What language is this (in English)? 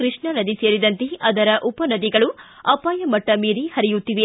Kannada